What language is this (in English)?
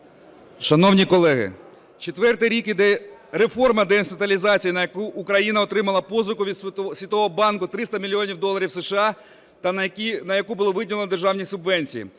Ukrainian